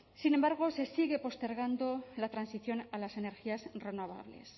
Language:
Spanish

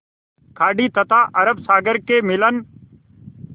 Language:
Hindi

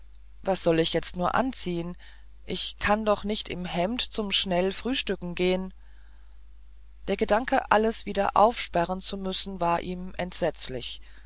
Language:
German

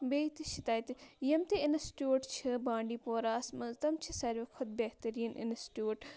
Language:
Kashmiri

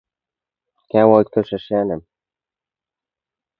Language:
Turkmen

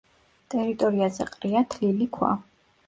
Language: Georgian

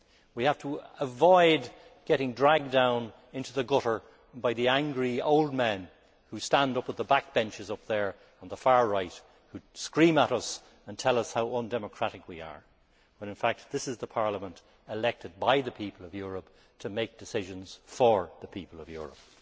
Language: English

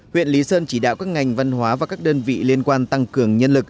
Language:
Vietnamese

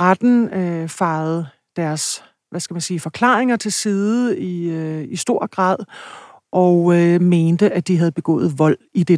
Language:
Danish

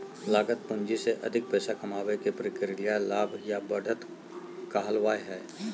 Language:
Magahi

